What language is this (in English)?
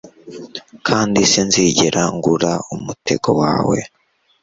Kinyarwanda